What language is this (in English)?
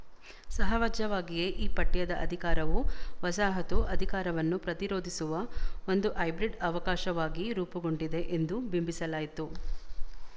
Kannada